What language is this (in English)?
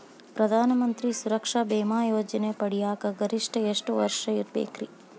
Kannada